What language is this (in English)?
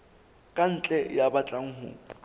Southern Sotho